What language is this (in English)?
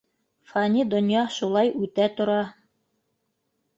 Bashkir